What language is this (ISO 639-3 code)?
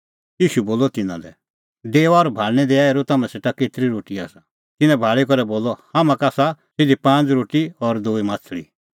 kfx